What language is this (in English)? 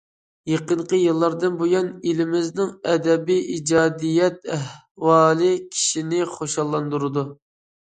Uyghur